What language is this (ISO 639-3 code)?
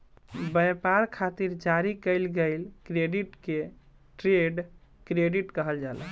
bho